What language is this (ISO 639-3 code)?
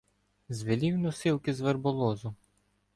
ukr